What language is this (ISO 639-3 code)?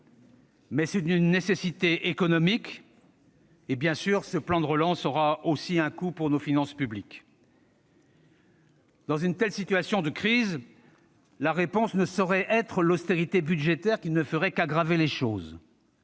fra